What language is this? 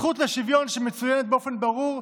Hebrew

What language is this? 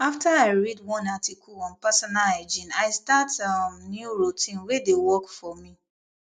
Nigerian Pidgin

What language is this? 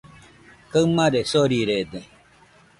Nüpode Huitoto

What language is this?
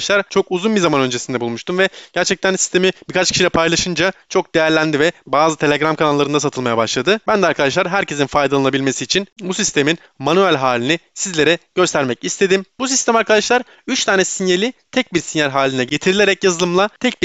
Turkish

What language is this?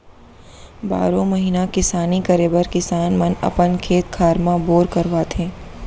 Chhattisgarhi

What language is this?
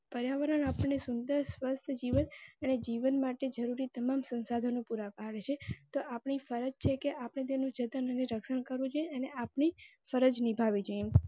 Gujarati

